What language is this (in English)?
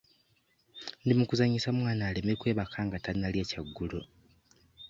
Ganda